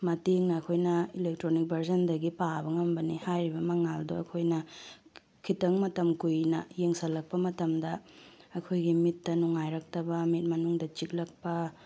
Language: Manipuri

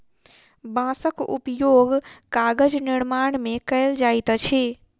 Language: Maithili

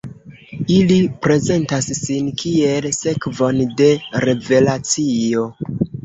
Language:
Esperanto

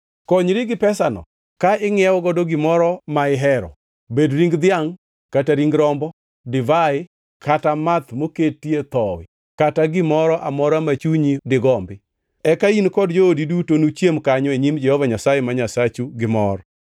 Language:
Luo (Kenya and Tanzania)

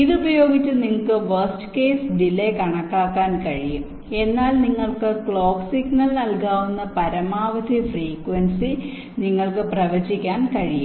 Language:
Malayalam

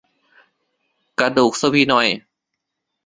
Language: Thai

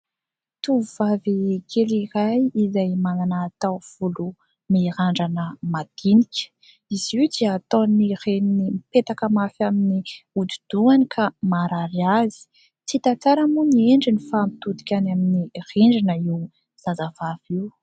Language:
Malagasy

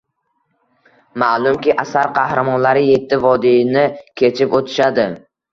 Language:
Uzbek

